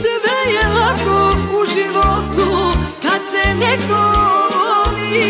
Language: Romanian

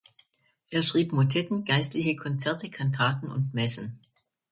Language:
German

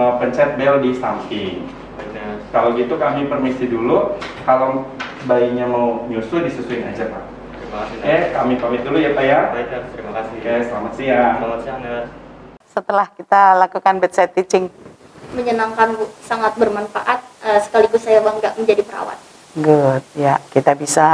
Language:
Indonesian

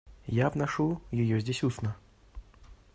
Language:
Russian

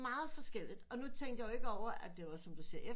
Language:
Danish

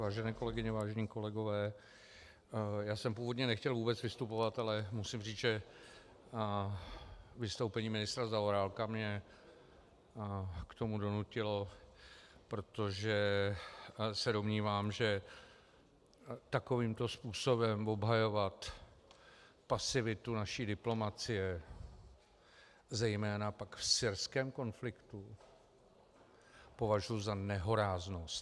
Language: Czech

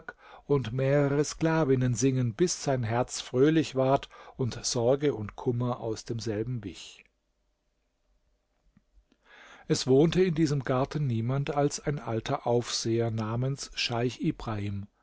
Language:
German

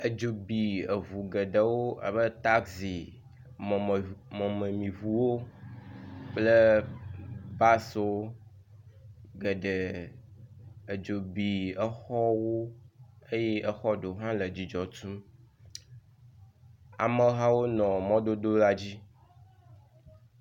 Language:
Ewe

